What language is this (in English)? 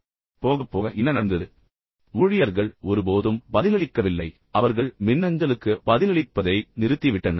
Tamil